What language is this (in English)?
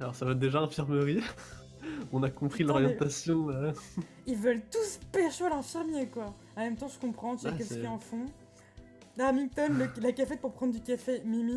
French